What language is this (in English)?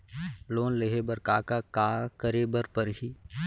Chhattisgarhi